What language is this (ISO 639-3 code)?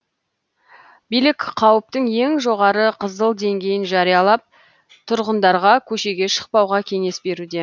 kaz